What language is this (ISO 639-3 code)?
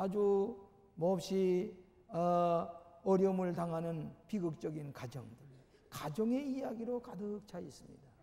kor